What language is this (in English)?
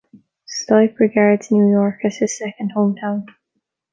English